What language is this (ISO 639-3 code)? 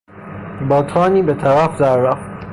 fas